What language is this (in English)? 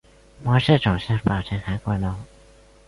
Chinese